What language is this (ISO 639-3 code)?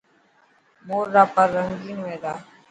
mki